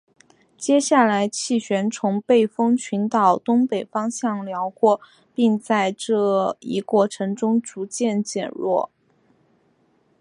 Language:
Chinese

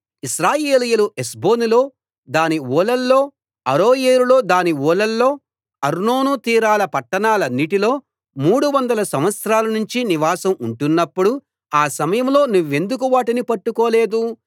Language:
Telugu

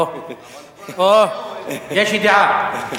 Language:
Hebrew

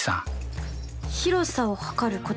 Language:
Japanese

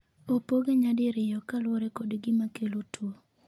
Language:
Luo (Kenya and Tanzania)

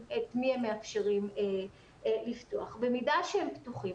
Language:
Hebrew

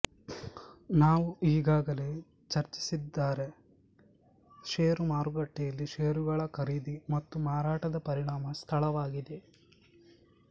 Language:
Kannada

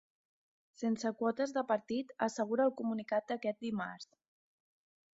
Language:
Catalan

